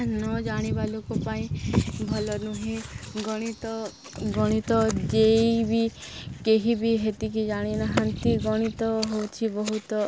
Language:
Odia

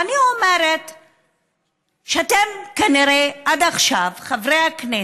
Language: Hebrew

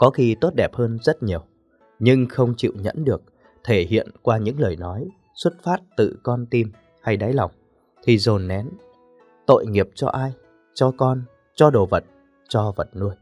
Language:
Vietnamese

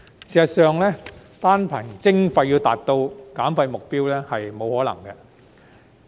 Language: Cantonese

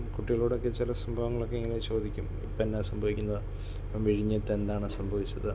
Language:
Malayalam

